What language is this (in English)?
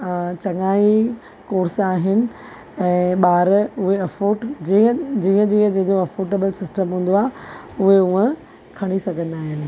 Sindhi